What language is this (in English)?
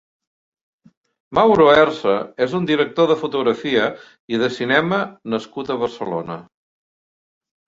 Catalan